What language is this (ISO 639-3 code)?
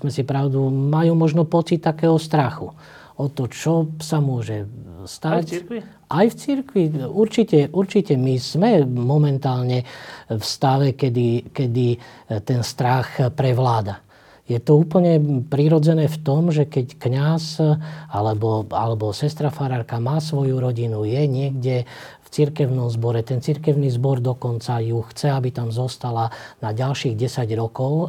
slk